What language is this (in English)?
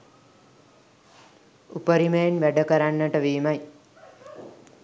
Sinhala